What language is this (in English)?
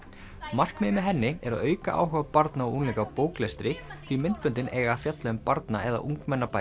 Icelandic